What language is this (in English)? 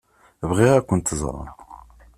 Kabyle